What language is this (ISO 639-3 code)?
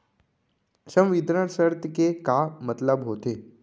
hne